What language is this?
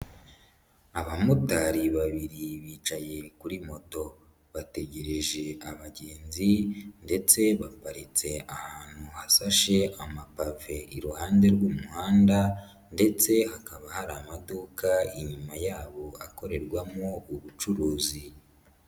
Kinyarwanda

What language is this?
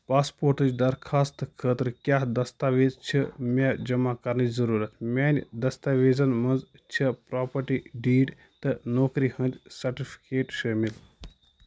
Kashmiri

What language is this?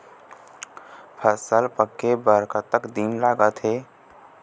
Chhattisgarhi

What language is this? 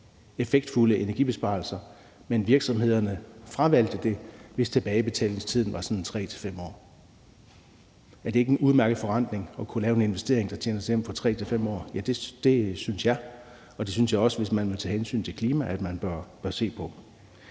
Danish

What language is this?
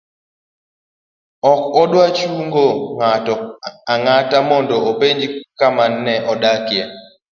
Luo (Kenya and Tanzania)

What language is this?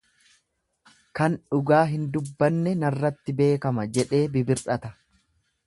Oromo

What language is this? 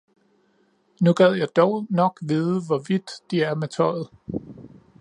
Danish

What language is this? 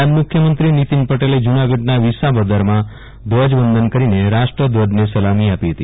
Gujarati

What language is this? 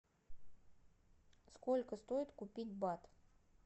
Russian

